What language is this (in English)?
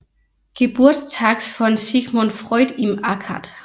Danish